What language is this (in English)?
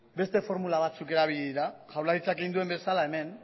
Basque